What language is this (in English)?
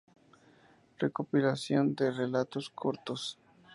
Spanish